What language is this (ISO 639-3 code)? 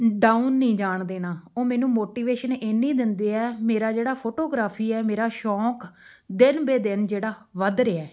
pan